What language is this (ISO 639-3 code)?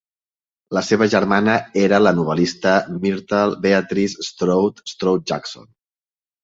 cat